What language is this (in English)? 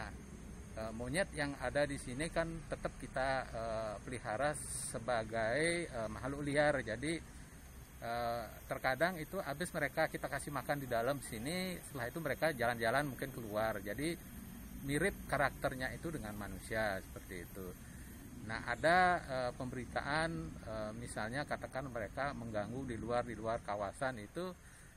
Indonesian